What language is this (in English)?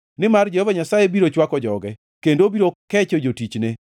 Luo (Kenya and Tanzania)